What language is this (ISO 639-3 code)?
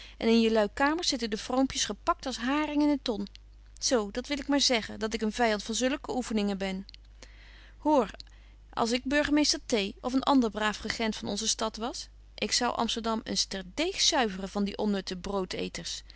nld